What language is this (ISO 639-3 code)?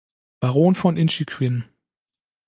deu